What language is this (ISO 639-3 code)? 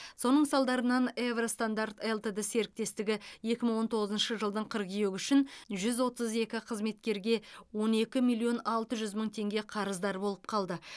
kaz